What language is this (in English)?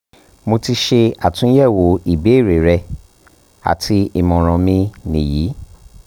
Yoruba